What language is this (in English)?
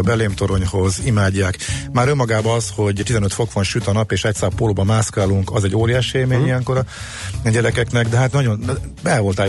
Hungarian